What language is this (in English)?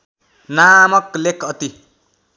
Nepali